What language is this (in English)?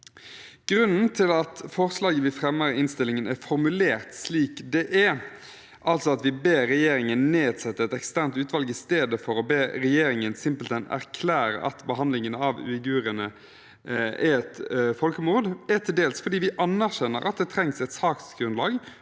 Norwegian